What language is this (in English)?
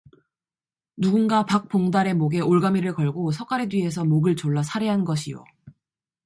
Korean